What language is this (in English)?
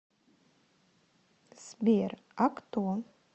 Russian